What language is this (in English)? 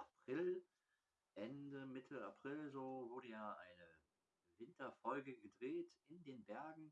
German